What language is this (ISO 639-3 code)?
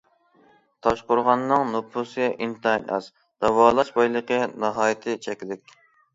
uig